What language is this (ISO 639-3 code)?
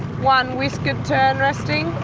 eng